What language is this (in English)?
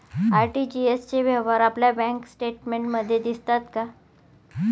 Marathi